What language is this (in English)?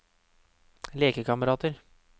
Norwegian